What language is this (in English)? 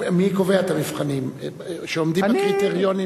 Hebrew